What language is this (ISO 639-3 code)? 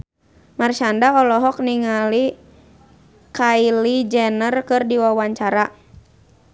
sun